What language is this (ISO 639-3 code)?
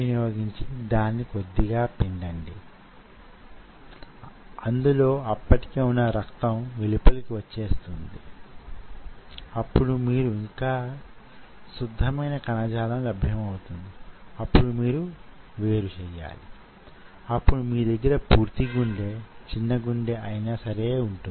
tel